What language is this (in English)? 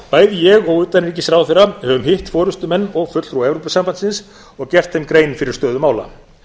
Icelandic